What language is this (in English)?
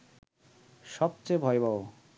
Bangla